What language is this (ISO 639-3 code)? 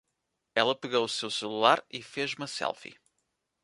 por